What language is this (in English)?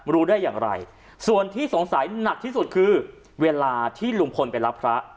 Thai